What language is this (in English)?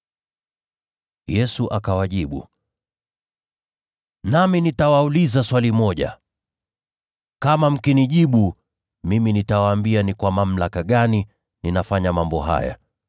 Swahili